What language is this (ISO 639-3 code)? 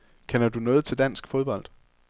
dan